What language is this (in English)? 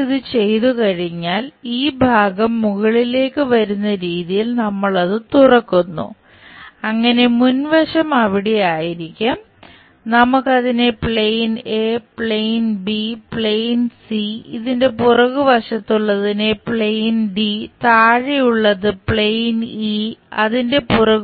Malayalam